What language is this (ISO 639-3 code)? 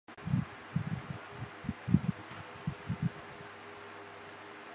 zho